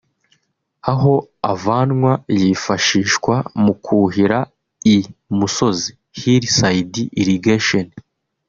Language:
Kinyarwanda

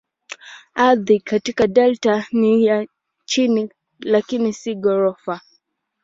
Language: Swahili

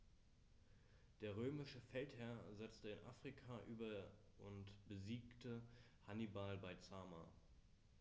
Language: German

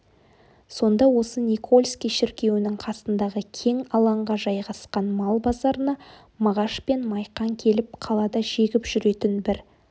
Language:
Kazakh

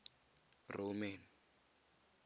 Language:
Tswana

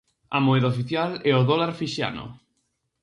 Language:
Galician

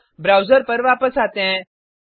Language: Hindi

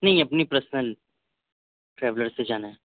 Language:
Urdu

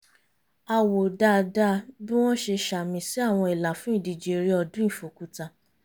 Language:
Yoruba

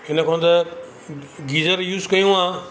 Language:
Sindhi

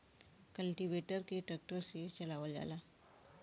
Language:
Bhojpuri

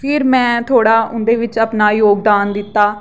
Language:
Dogri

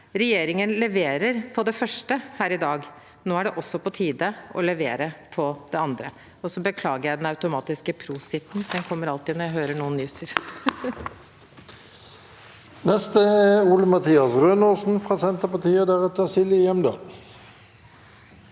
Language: Norwegian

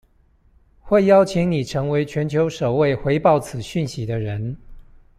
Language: Chinese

